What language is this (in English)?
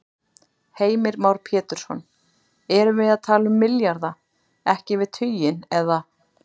Icelandic